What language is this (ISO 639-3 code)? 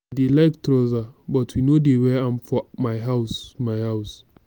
pcm